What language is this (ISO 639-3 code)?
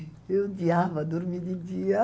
por